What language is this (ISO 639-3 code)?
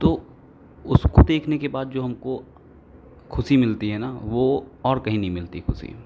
hin